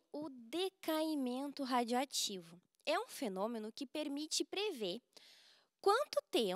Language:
Portuguese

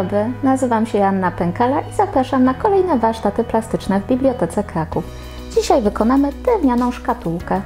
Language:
Polish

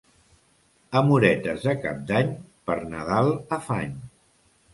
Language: Catalan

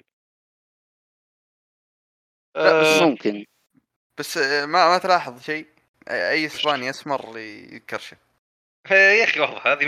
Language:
Arabic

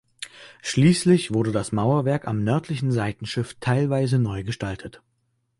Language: German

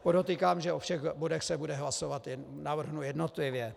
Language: Czech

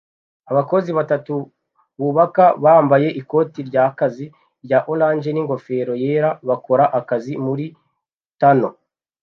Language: Kinyarwanda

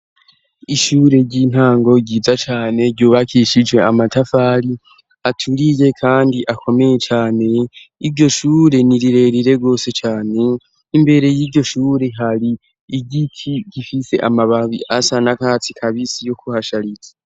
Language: Rundi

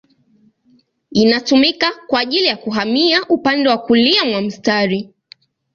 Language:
Swahili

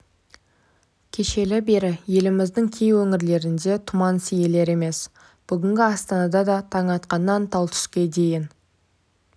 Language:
Kazakh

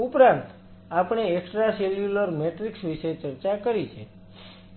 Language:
Gujarati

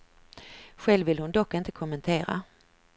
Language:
Swedish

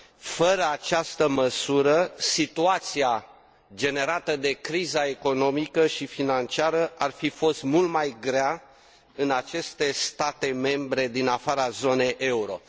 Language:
Romanian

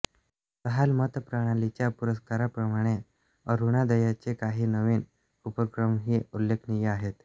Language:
Marathi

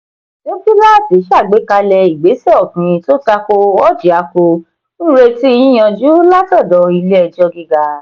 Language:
Yoruba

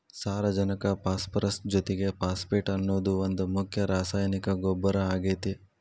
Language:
Kannada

